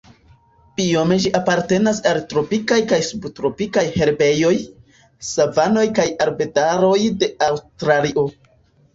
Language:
Esperanto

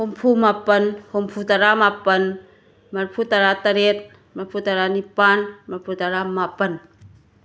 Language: Manipuri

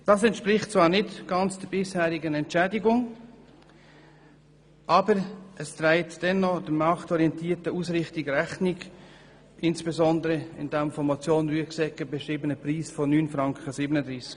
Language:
Swiss German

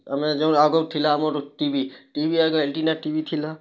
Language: Odia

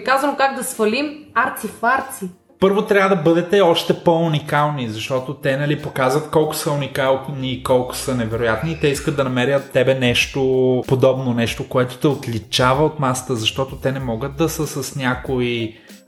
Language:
Bulgarian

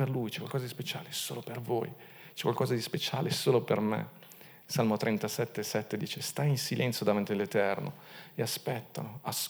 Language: Italian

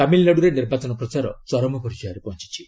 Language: Odia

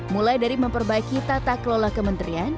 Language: Indonesian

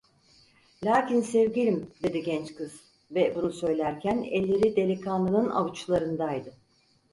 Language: Turkish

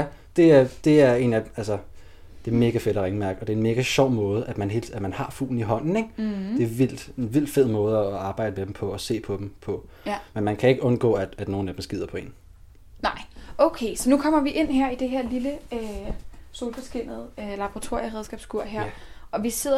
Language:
Danish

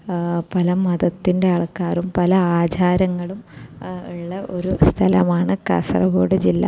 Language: Malayalam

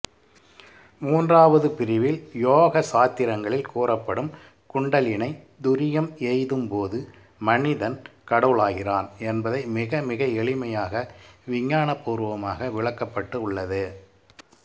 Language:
Tamil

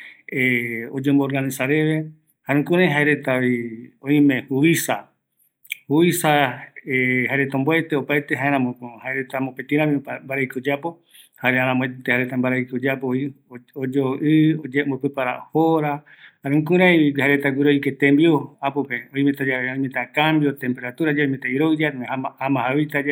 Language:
Eastern Bolivian Guaraní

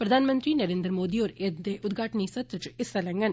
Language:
Dogri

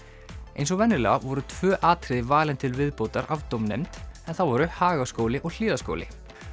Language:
Icelandic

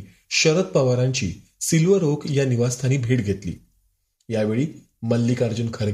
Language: Marathi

